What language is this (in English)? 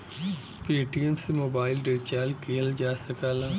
Bhojpuri